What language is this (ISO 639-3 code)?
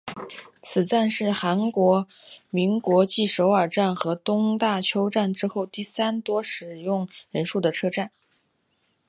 zho